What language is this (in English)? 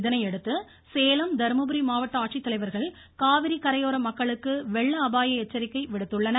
Tamil